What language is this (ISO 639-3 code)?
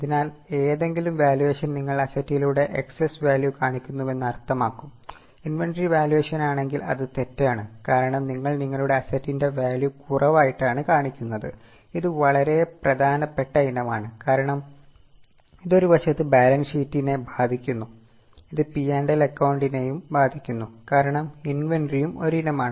mal